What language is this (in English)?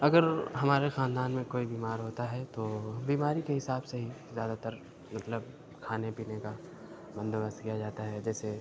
Urdu